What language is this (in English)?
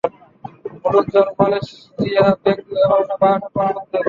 Bangla